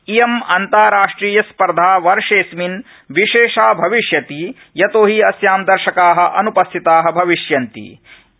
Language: Sanskrit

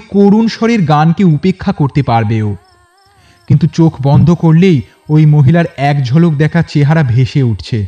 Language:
Bangla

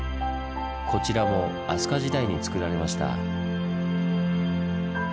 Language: Japanese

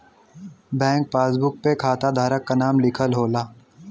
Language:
Bhojpuri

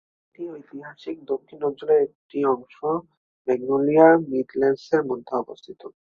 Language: Bangla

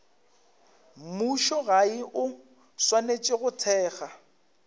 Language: Northern Sotho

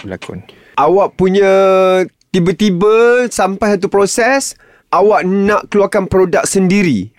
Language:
Malay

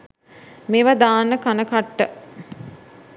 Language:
Sinhala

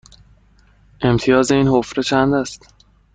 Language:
Persian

